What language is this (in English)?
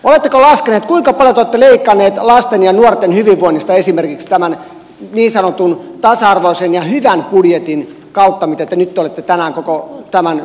Finnish